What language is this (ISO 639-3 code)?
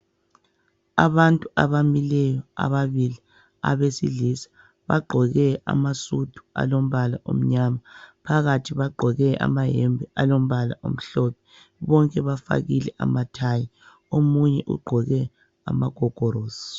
nde